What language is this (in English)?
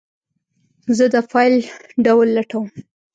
Pashto